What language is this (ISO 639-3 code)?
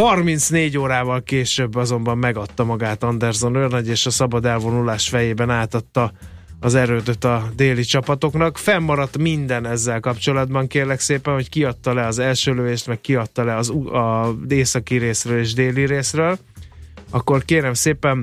hun